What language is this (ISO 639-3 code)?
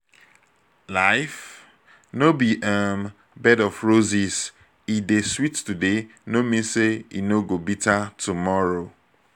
pcm